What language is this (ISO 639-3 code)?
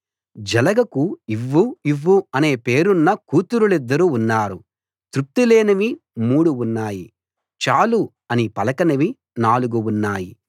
tel